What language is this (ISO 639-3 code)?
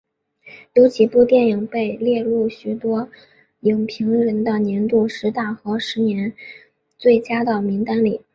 zho